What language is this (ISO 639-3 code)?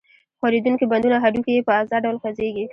pus